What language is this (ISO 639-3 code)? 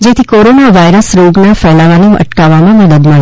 guj